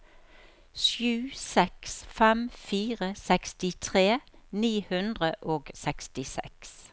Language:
Norwegian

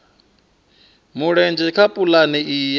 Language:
Venda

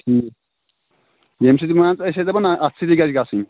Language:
Kashmiri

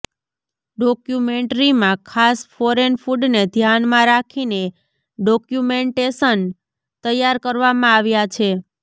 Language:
Gujarati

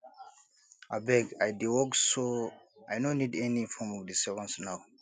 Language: Nigerian Pidgin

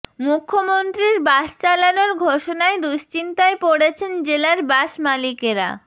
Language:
Bangla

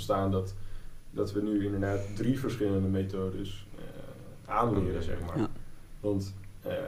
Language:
Dutch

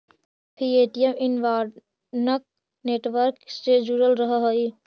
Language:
Magahi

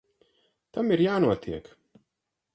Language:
Latvian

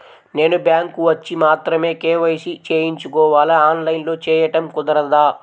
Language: Telugu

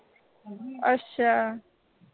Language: Punjabi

